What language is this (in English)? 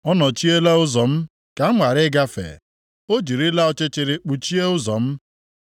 Igbo